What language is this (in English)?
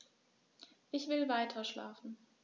German